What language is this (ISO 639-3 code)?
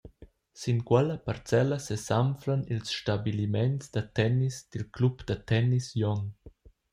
roh